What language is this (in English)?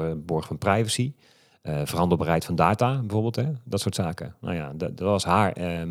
Dutch